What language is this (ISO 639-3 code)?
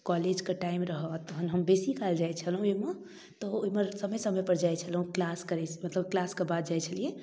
mai